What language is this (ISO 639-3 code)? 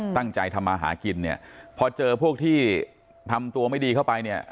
tha